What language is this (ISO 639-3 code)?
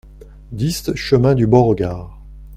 fra